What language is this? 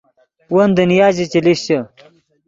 Yidgha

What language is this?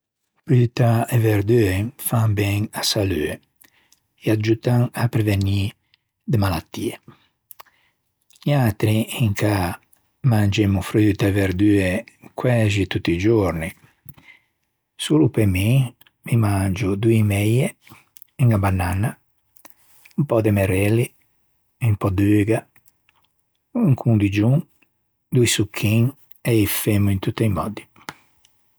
Ligurian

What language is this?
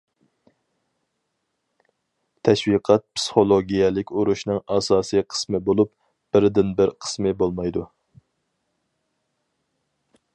Uyghur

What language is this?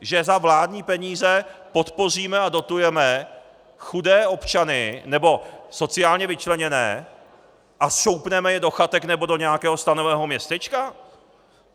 Czech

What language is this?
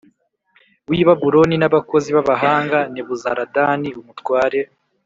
Kinyarwanda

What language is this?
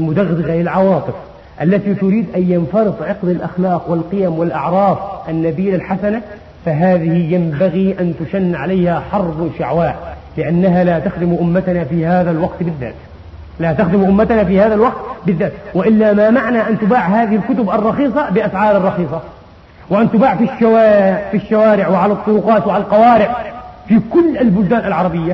Arabic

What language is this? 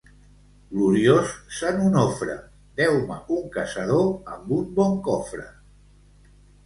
Catalan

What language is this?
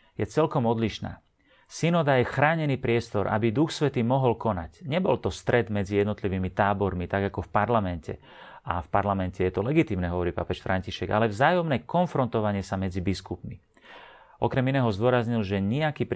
Slovak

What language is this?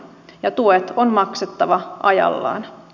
Finnish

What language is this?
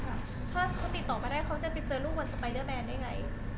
Thai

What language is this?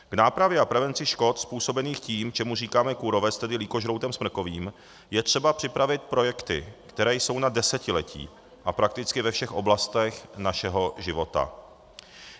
Czech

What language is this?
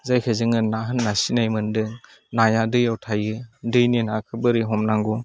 Bodo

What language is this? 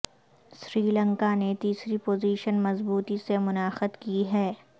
Urdu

